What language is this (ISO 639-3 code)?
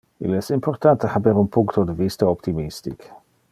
ina